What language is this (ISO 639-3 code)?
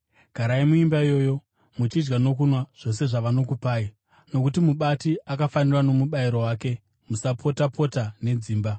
sna